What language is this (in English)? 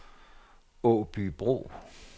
Danish